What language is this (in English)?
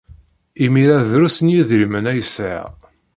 Kabyle